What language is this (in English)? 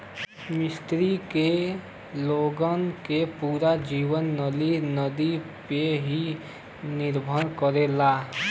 Bhojpuri